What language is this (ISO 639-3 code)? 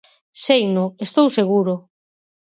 glg